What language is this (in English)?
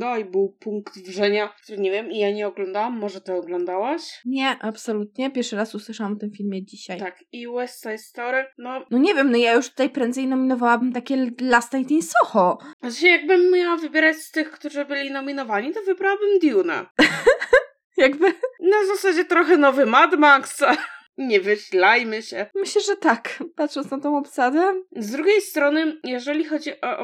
Polish